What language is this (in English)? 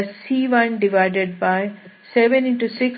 Kannada